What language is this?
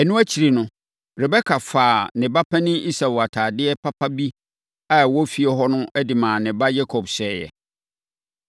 Akan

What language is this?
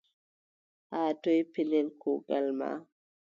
Adamawa Fulfulde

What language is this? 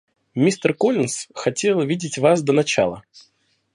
Russian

